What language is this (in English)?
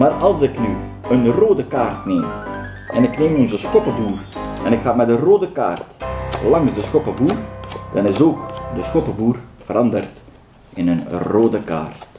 Dutch